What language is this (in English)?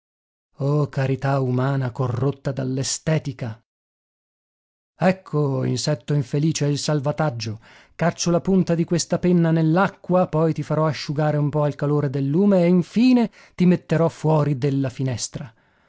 Italian